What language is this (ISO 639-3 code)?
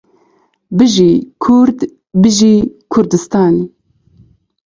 ckb